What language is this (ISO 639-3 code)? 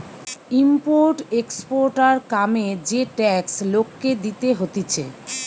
ben